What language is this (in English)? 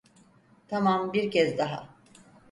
Turkish